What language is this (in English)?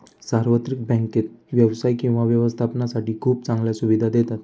Marathi